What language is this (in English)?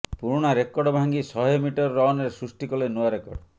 Odia